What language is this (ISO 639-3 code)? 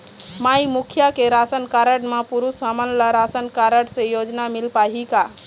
hne